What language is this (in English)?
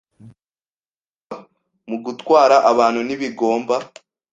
Kinyarwanda